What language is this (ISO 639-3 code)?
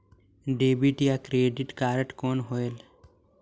hne